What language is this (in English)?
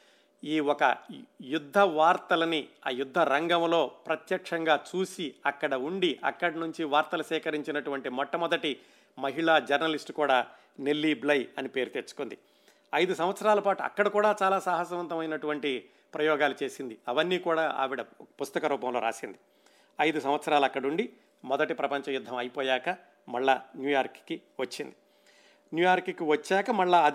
Telugu